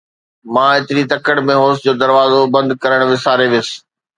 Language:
Sindhi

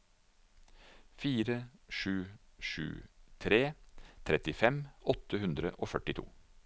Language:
Norwegian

